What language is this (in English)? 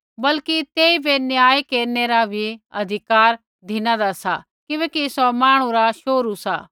Kullu Pahari